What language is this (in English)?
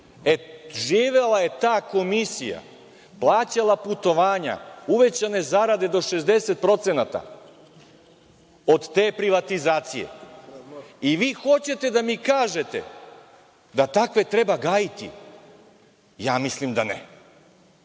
Serbian